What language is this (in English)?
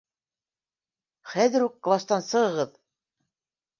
Bashkir